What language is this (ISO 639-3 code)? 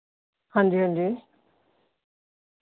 doi